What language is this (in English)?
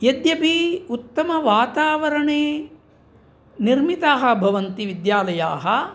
Sanskrit